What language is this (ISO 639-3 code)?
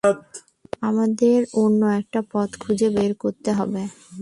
ben